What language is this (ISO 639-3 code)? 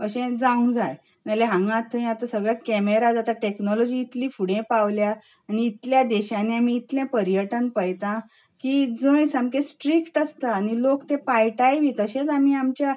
kok